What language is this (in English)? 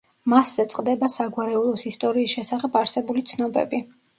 Georgian